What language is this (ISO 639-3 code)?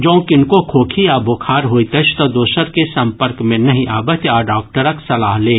mai